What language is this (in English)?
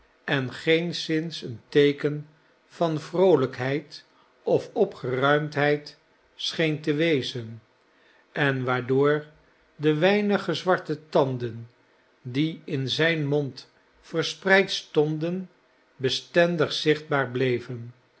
Dutch